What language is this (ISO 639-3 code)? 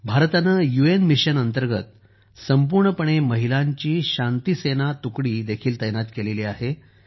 mar